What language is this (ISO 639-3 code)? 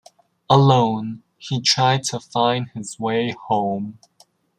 eng